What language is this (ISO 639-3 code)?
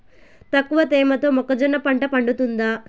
tel